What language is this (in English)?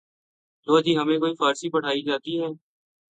Urdu